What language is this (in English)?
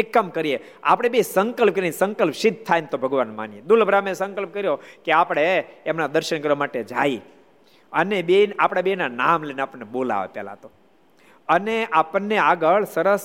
Gujarati